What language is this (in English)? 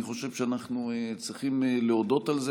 Hebrew